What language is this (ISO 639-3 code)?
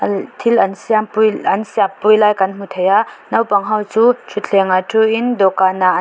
lus